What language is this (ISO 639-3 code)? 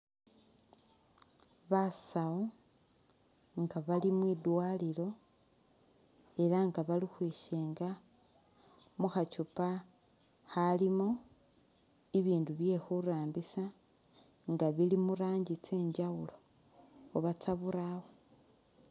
myx